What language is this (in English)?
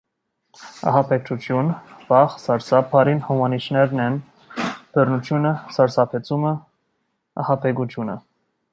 Armenian